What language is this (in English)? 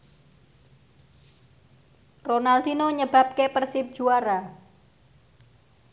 Javanese